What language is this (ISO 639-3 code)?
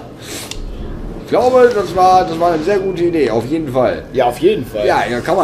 deu